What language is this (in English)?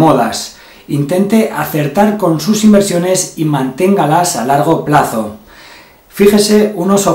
Spanish